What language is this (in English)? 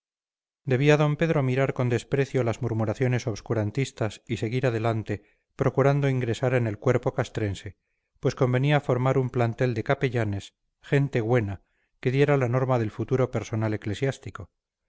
Spanish